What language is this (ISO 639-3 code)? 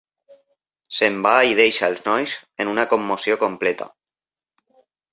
cat